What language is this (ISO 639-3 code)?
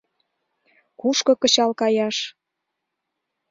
chm